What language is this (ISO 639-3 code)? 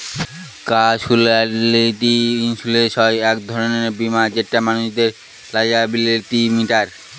ben